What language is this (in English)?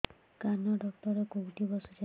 Odia